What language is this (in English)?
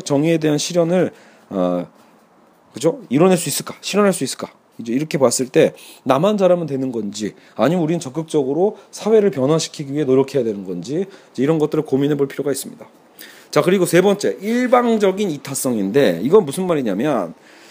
Korean